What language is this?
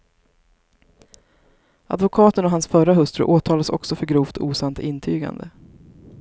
Swedish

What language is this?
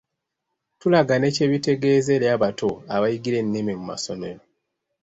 Ganda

